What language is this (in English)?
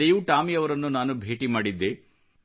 Kannada